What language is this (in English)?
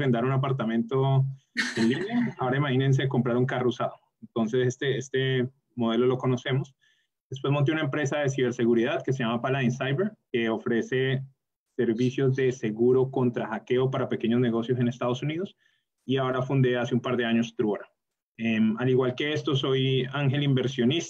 Spanish